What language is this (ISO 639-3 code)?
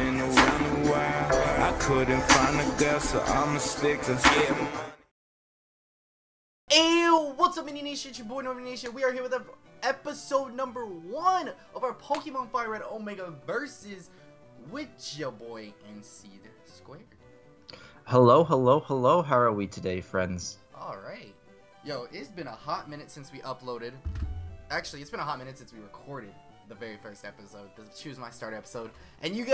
eng